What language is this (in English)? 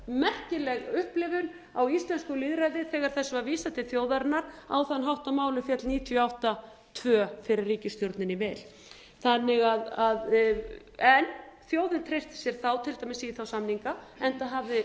Icelandic